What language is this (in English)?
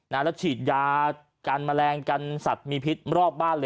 Thai